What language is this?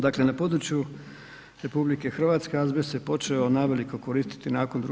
Croatian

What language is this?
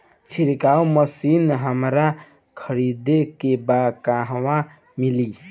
Bhojpuri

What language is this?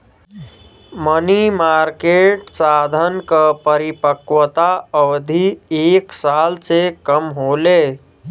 Bhojpuri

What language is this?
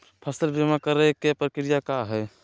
Magahi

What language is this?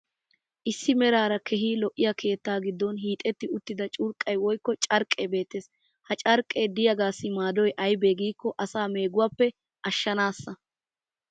Wolaytta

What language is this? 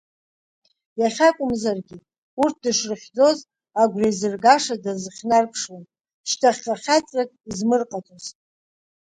Abkhazian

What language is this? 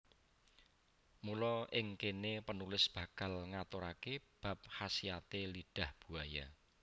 Javanese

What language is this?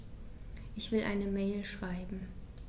German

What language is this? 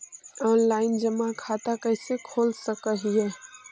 Magahi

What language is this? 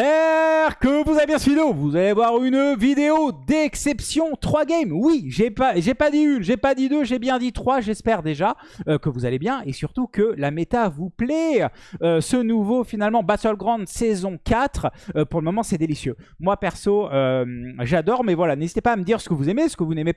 French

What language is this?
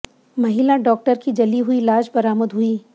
Hindi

